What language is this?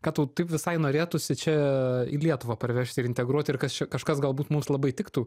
Lithuanian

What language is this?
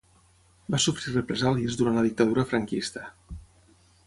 Catalan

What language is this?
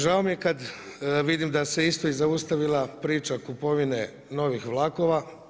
Croatian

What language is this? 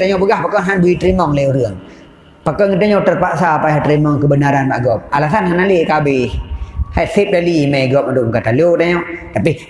Malay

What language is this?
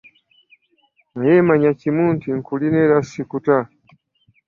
Ganda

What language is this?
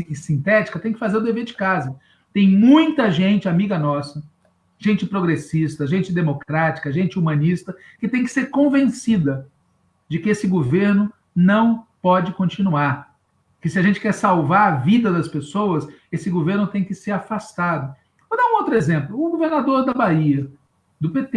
Portuguese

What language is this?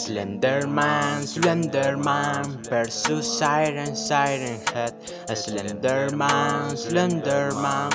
Spanish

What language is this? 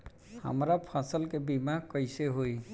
Bhojpuri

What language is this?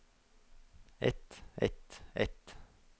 Norwegian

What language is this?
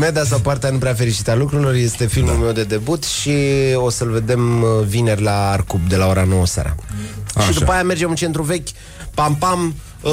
Romanian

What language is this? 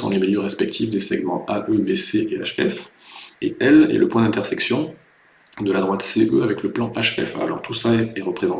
French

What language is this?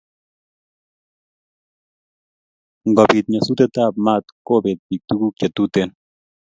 Kalenjin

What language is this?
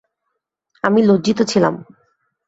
Bangla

